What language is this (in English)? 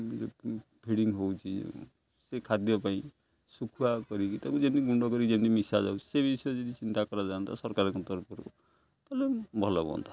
Odia